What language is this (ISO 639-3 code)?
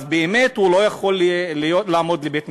heb